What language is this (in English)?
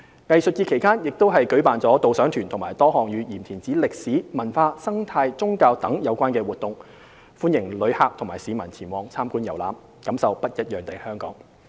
Cantonese